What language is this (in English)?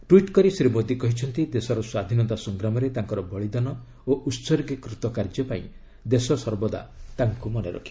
Odia